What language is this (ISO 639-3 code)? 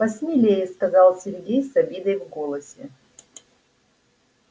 rus